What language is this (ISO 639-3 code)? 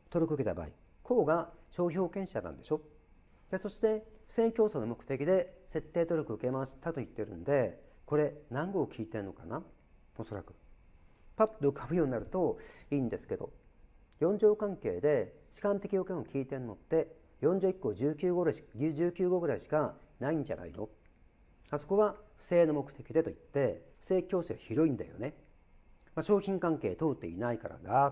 jpn